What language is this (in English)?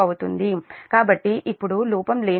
Telugu